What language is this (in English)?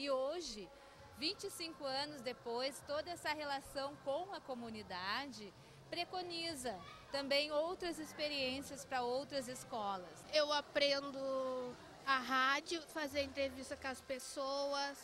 Portuguese